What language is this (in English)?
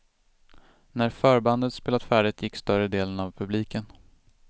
Swedish